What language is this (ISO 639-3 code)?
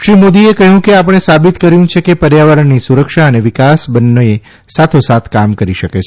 guj